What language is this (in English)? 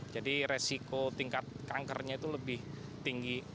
Indonesian